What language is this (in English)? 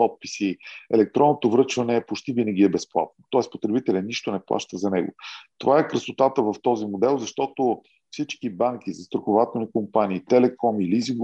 Bulgarian